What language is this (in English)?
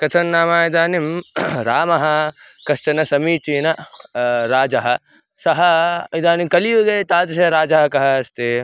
Sanskrit